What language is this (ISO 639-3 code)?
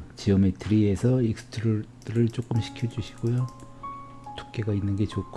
kor